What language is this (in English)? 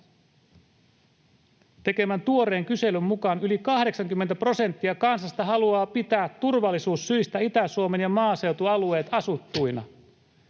Finnish